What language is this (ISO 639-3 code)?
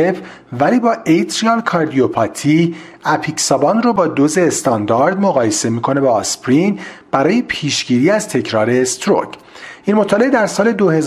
fas